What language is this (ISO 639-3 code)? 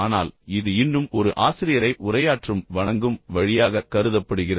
tam